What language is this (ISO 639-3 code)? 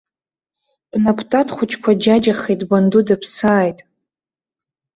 abk